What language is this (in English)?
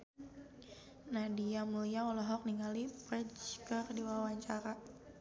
Sundanese